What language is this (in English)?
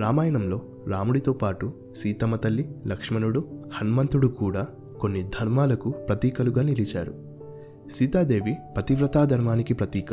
Telugu